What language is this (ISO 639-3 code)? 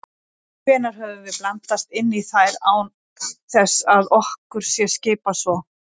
isl